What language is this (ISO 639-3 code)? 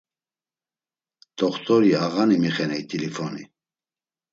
lzz